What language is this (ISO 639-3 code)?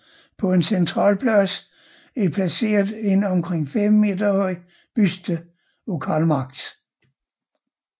dan